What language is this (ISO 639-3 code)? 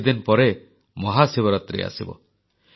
ori